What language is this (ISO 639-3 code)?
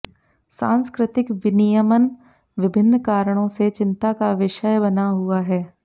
hin